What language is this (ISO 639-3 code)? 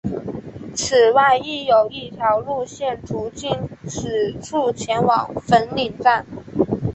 zho